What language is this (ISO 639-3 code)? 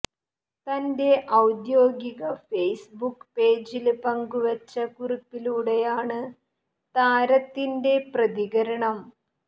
mal